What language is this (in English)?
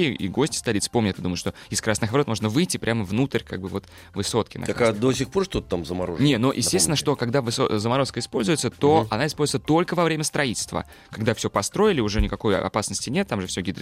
Russian